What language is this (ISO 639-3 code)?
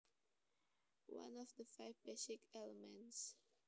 jav